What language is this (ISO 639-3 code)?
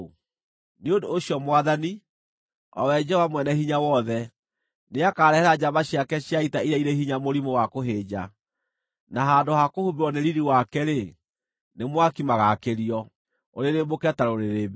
kik